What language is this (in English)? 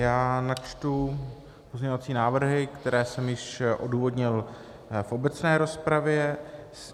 Czech